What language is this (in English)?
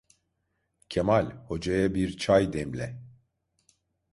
Turkish